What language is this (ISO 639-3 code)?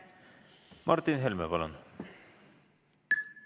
est